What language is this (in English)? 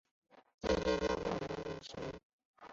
Chinese